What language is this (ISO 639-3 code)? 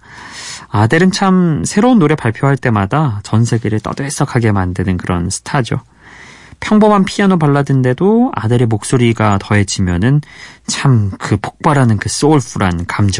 kor